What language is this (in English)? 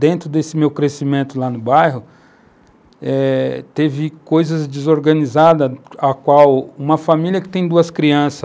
Portuguese